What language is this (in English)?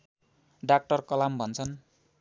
Nepali